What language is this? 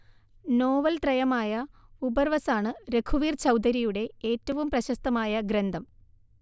Malayalam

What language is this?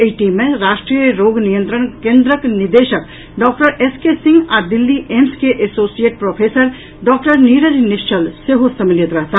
Maithili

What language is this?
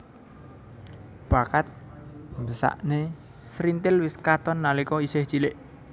Javanese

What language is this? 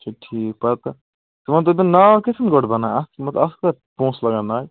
Kashmiri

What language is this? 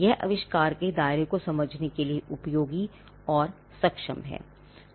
Hindi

